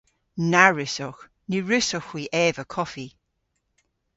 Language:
Cornish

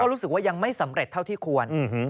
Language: Thai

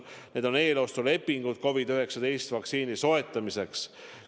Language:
Estonian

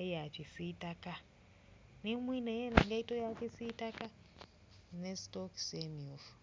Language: Soga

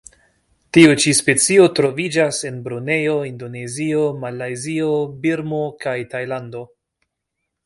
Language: Esperanto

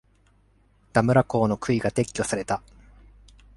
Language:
Japanese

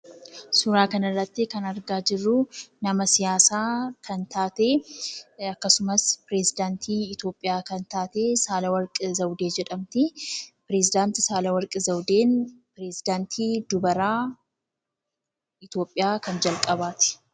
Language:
Oromo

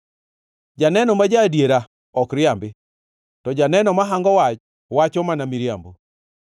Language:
Luo (Kenya and Tanzania)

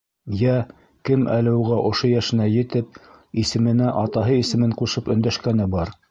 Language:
Bashkir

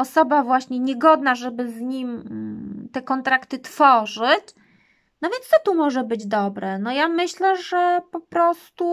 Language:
Polish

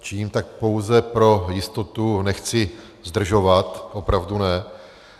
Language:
Czech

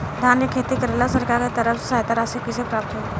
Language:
Bhojpuri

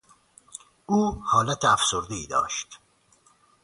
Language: Persian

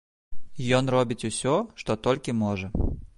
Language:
Belarusian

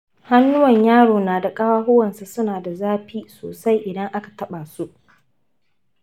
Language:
Hausa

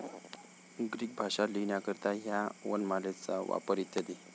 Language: Marathi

